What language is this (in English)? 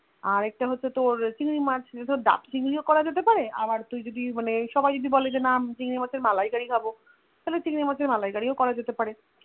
Bangla